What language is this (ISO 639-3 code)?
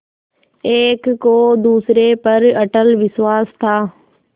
hin